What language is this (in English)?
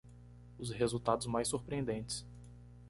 Portuguese